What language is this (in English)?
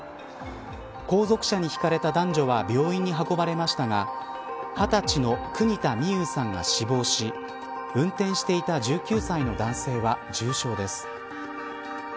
Japanese